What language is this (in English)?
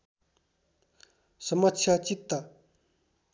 Nepali